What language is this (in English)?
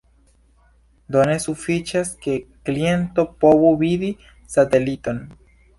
Esperanto